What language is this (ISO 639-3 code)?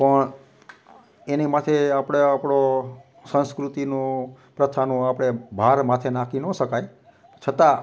guj